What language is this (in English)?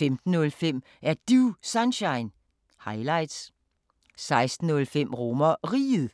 Danish